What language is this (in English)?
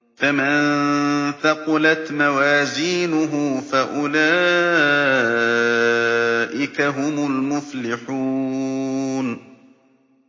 Arabic